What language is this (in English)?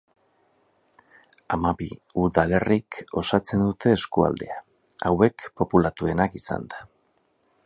Basque